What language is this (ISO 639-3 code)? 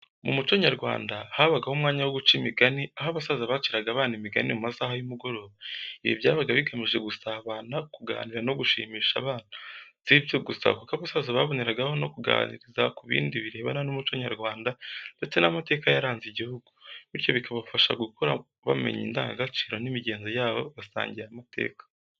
kin